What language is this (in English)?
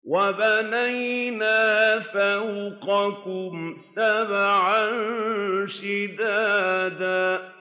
Arabic